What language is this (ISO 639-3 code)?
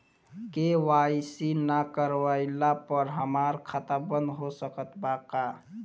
bho